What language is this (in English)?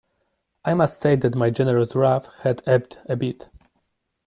English